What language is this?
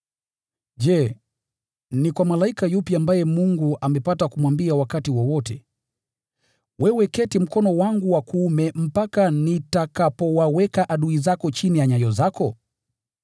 Swahili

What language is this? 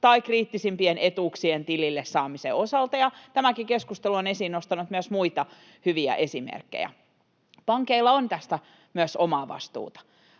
Finnish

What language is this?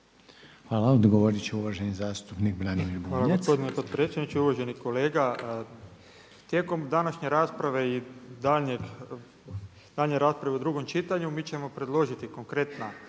Croatian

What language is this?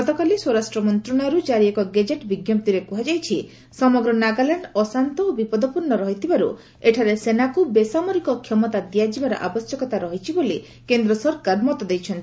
Odia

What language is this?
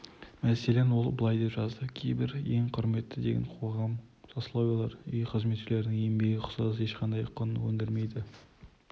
Kazakh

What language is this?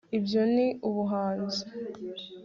Kinyarwanda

